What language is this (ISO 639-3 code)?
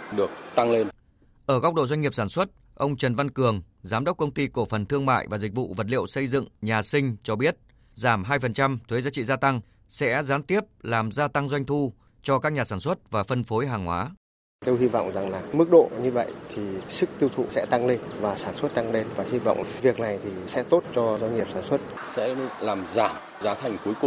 vie